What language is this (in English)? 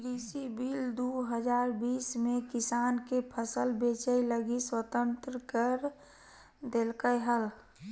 Magahi